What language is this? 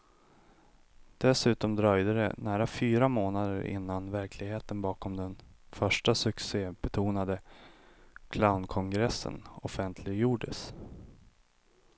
Swedish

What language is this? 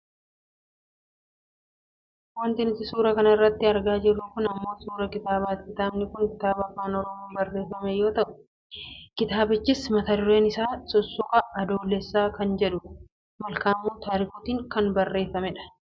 Oromo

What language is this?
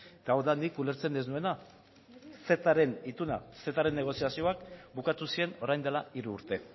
Basque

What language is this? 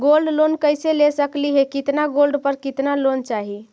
Magahi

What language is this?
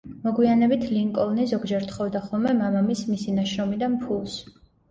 Georgian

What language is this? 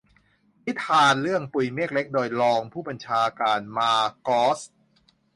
Thai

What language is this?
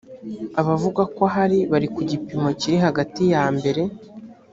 Kinyarwanda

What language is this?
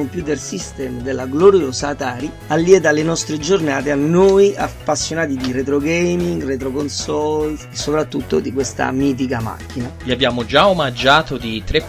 Italian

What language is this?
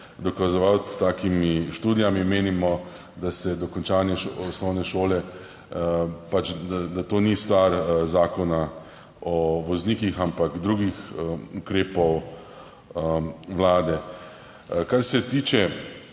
Slovenian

